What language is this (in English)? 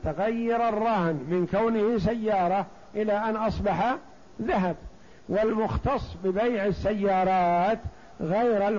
Arabic